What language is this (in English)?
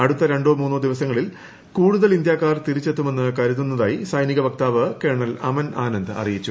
Malayalam